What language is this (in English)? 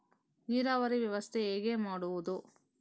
Kannada